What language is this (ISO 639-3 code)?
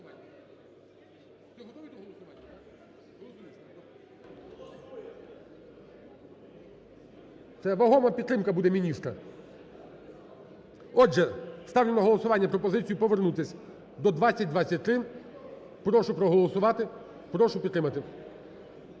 ukr